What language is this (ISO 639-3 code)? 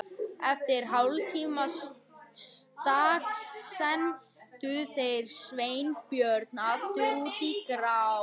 isl